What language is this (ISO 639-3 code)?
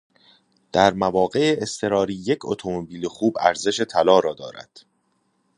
fas